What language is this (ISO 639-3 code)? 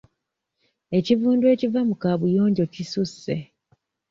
lug